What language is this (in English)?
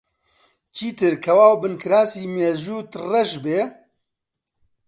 Central Kurdish